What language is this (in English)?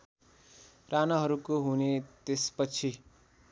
Nepali